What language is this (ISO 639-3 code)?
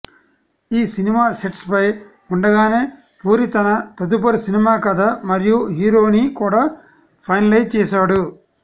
tel